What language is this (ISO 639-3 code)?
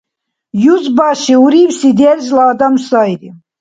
dar